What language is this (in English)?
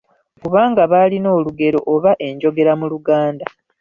Ganda